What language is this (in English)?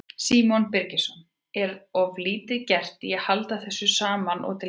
Icelandic